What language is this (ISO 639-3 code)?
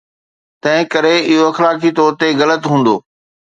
snd